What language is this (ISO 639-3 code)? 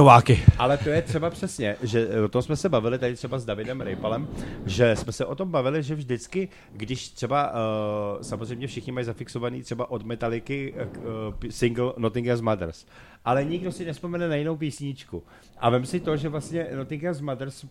ces